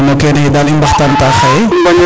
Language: Serer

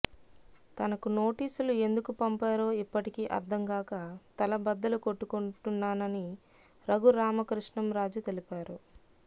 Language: Telugu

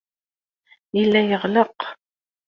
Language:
Kabyle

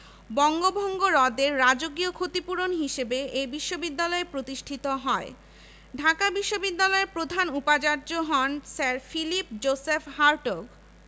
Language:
Bangla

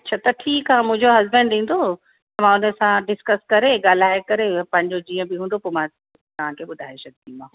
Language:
Sindhi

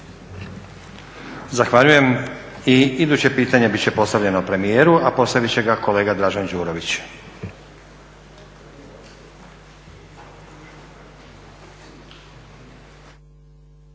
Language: Croatian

